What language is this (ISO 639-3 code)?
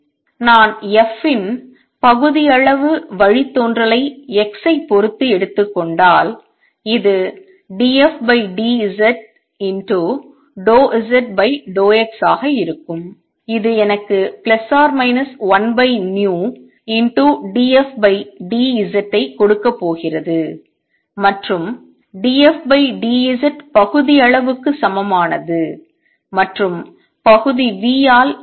tam